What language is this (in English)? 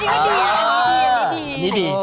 Thai